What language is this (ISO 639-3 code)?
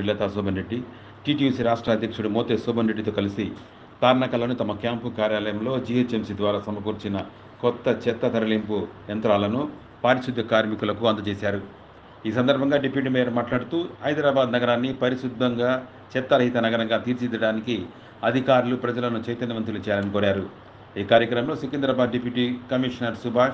tel